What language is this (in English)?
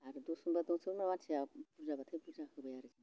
Bodo